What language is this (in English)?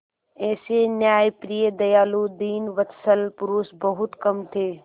Hindi